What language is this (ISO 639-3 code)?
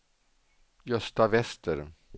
swe